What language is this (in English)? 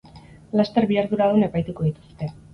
Basque